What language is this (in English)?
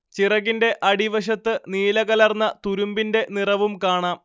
Malayalam